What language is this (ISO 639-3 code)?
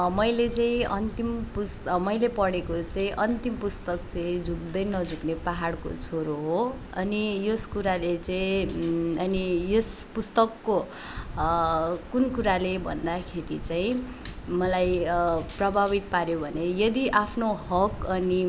nep